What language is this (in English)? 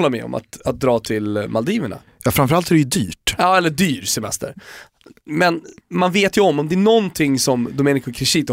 Swedish